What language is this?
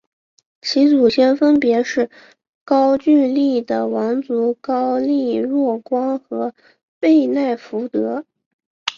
Chinese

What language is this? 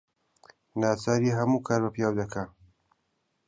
Central Kurdish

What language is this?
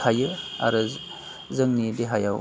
Bodo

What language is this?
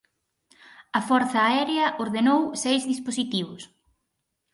Galician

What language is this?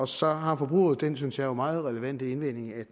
Danish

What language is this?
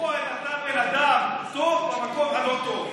Hebrew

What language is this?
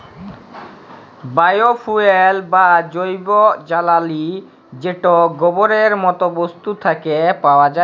Bangla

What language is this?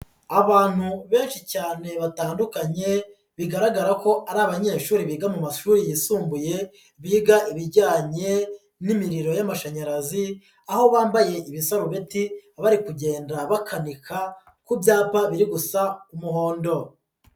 Kinyarwanda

